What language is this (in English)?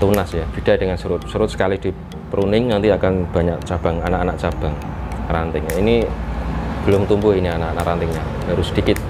Indonesian